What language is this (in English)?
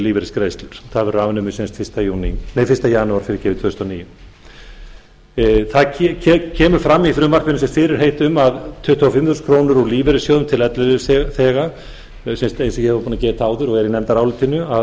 Icelandic